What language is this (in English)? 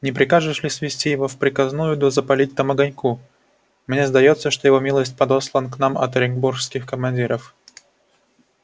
Russian